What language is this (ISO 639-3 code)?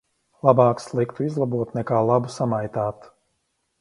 lav